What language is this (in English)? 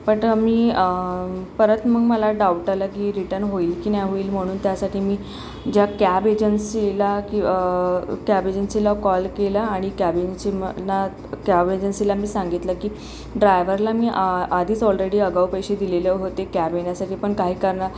Marathi